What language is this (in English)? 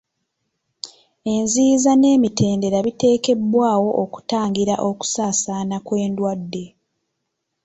Ganda